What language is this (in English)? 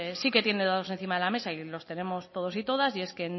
Spanish